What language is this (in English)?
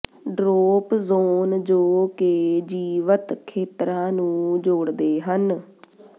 Punjabi